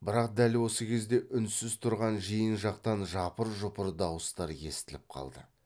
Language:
Kazakh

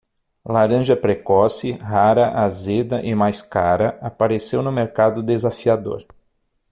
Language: Portuguese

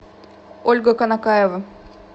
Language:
Russian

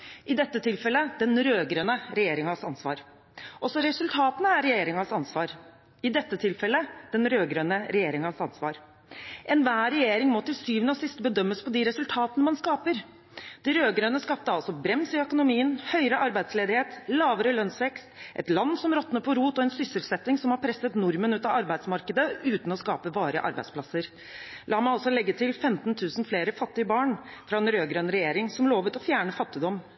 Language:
Norwegian Bokmål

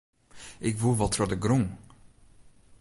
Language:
Western Frisian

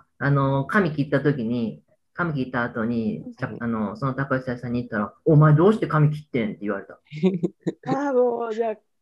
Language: Japanese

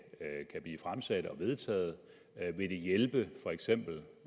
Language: Danish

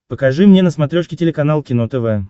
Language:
Russian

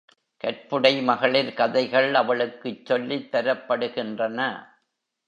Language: Tamil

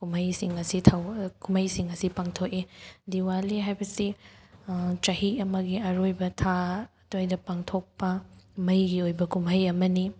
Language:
Manipuri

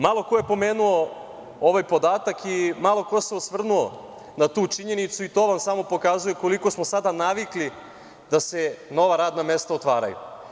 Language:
Serbian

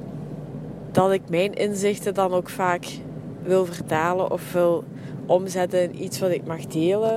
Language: Dutch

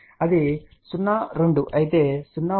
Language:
Telugu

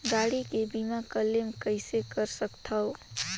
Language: Chhattisgarhi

